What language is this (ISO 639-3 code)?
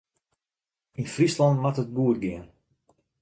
fry